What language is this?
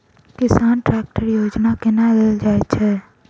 Maithili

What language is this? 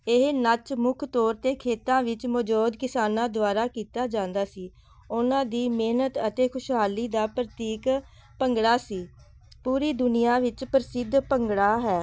Punjabi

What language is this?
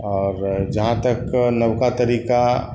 Maithili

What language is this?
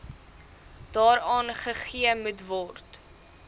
Afrikaans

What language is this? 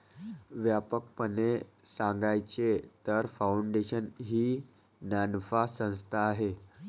Marathi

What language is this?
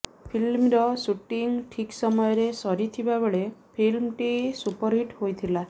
Odia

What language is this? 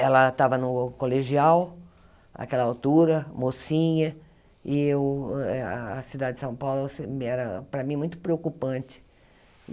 Portuguese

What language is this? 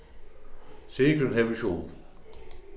Faroese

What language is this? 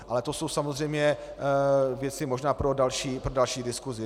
Czech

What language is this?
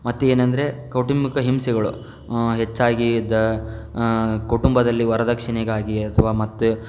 Kannada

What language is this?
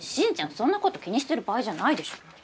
Japanese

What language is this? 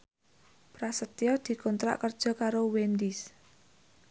Javanese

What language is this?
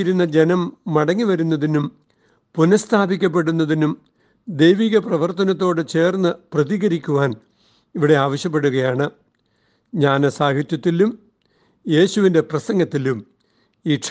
Malayalam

